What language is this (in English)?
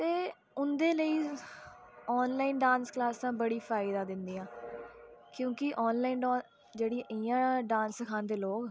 Dogri